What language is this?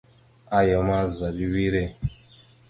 Mada (Cameroon)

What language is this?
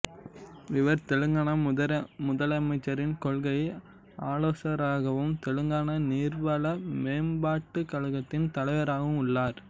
Tamil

